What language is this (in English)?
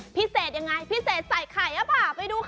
Thai